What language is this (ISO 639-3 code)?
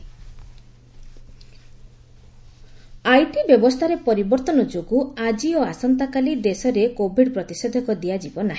ori